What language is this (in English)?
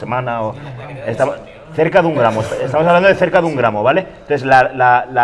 Spanish